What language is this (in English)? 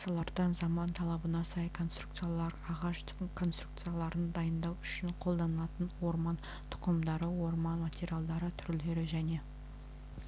Kazakh